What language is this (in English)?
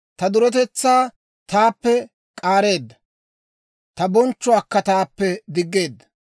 Dawro